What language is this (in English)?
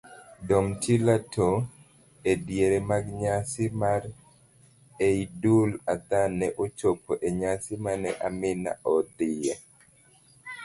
Luo (Kenya and Tanzania)